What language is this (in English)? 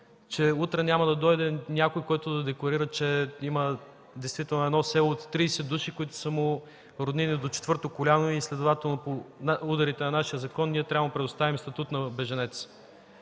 Bulgarian